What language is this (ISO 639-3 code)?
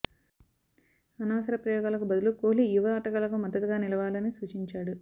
tel